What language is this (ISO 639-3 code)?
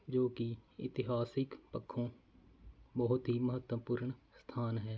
pan